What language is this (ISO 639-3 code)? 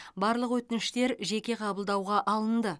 kaz